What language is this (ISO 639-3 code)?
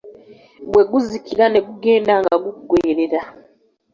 lug